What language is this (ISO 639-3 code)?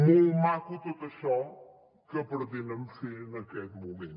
cat